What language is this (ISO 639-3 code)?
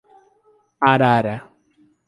por